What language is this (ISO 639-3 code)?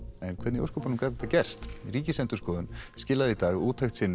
isl